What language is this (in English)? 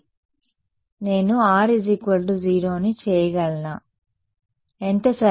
Telugu